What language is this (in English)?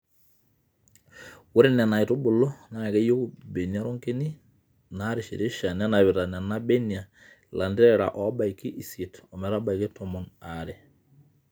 Masai